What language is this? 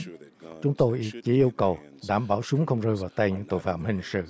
Vietnamese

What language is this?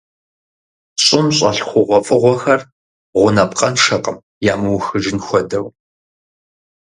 Kabardian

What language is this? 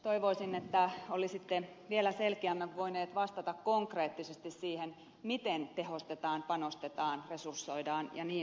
Finnish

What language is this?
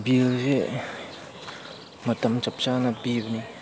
Manipuri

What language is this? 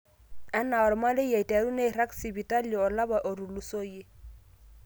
Masai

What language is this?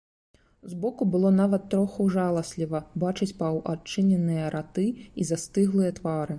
Belarusian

